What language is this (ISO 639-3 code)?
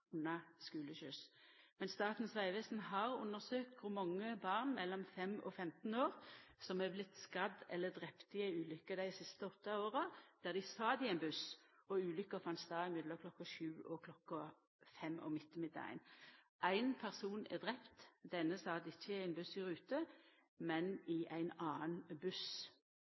nno